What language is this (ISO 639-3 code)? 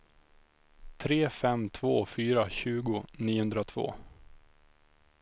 swe